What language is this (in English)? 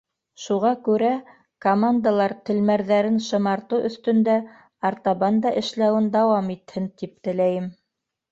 Bashkir